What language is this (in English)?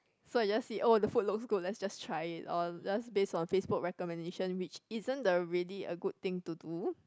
English